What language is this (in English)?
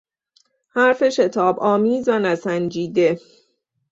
Persian